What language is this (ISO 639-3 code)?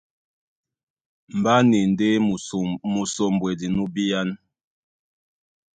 dua